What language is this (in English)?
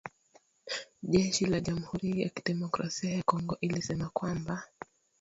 Swahili